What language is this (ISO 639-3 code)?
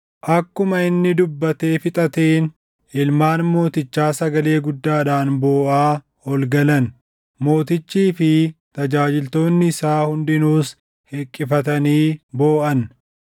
orm